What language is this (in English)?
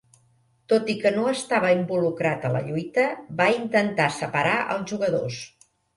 Catalan